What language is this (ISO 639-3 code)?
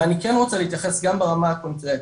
heb